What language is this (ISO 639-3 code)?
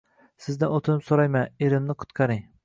uzb